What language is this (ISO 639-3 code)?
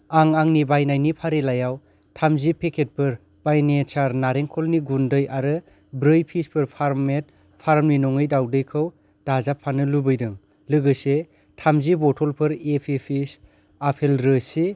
brx